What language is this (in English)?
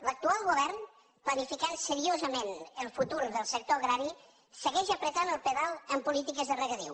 Catalan